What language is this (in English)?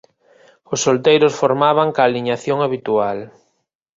Galician